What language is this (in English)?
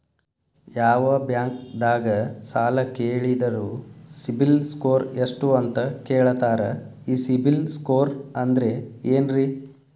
Kannada